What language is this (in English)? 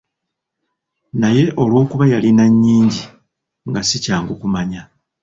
Ganda